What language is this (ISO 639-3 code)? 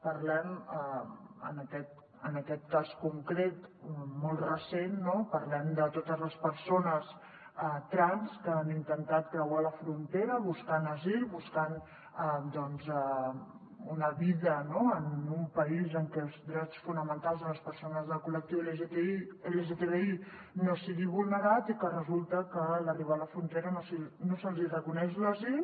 cat